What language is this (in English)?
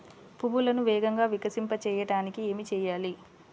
Telugu